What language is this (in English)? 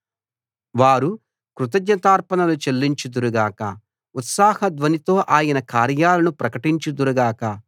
Telugu